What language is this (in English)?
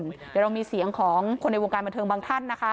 Thai